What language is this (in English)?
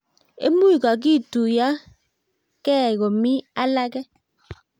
Kalenjin